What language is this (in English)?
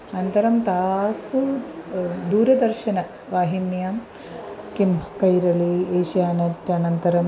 Sanskrit